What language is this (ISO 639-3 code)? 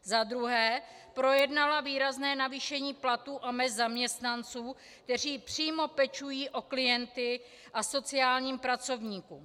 ces